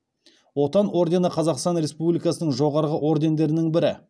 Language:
Kazakh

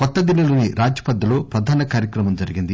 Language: Telugu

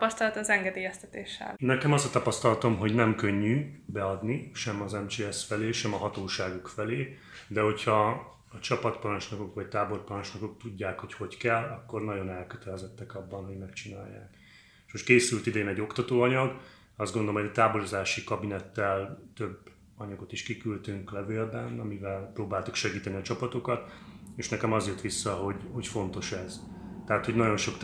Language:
Hungarian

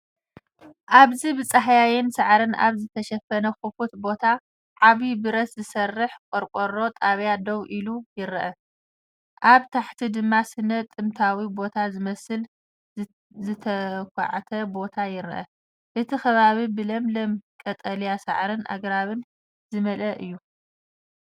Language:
Tigrinya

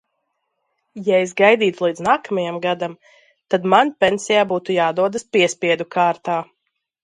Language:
Latvian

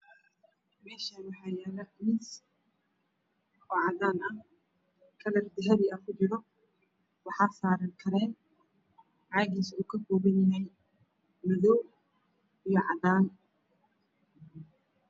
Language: Somali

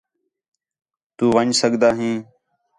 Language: Khetrani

